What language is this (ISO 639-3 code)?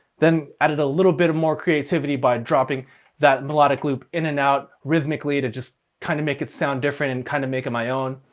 eng